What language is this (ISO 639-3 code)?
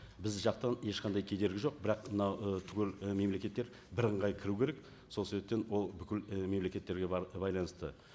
kaz